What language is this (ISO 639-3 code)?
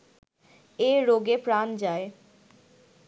ben